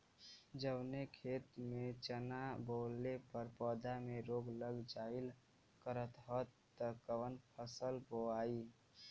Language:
Bhojpuri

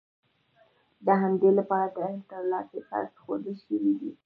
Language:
Pashto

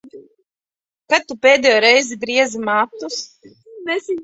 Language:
Latvian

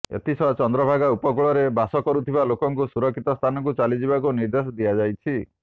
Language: Odia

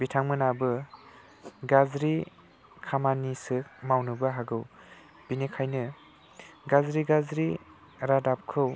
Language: Bodo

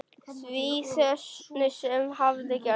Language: Icelandic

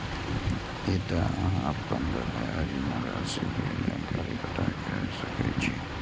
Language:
Maithili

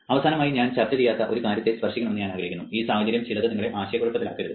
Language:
Malayalam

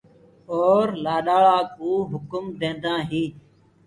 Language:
Gurgula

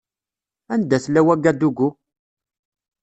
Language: Kabyle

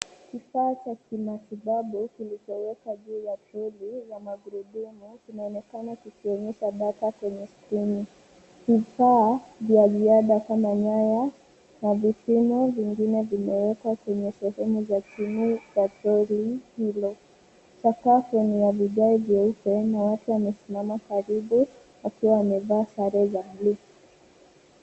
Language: Swahili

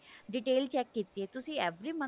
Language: Punjabi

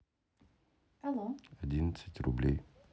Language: Russian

